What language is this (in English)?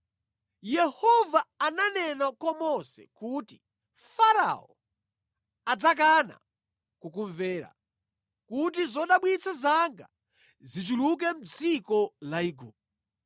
Nyanja